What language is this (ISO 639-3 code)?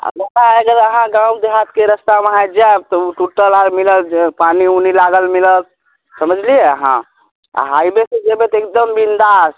mai